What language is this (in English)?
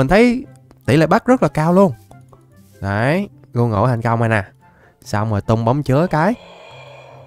Vietnamese